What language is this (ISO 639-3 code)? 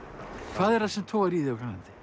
isl